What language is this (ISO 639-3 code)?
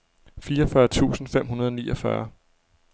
dan